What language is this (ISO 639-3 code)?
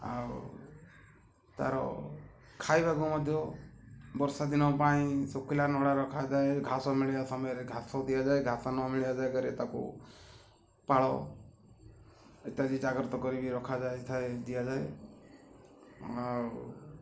ori